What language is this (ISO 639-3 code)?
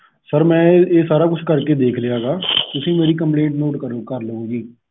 pan